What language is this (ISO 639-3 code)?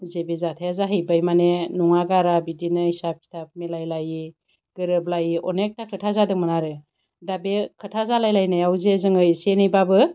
brx